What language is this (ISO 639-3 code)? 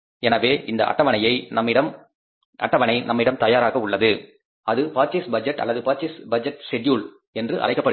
tam